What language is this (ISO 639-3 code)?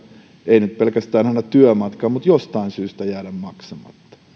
fin